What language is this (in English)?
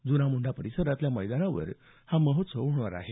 Marathi